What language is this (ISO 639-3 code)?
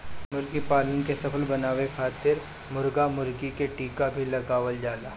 bho